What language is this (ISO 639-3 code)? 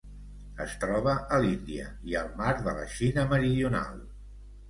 cat